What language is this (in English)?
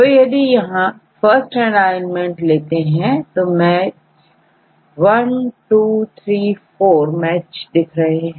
Hindi